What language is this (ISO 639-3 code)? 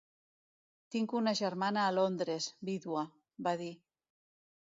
cat